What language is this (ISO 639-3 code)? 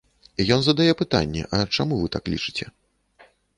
bel